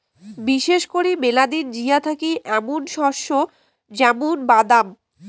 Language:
Bangla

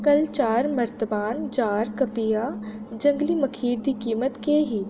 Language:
Dogri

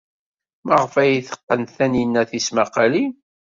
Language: Kabyle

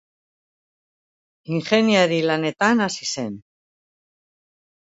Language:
Basque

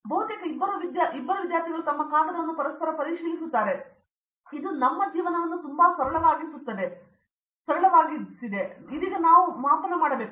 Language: Kannada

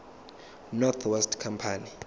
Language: Zulu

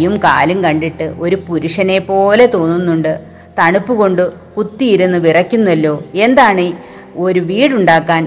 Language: Malayalam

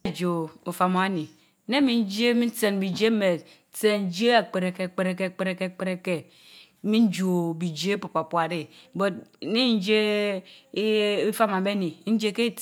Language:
Mbe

